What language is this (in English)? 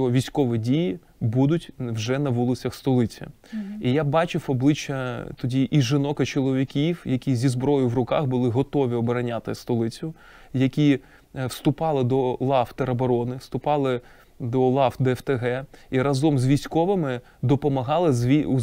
Ukrainian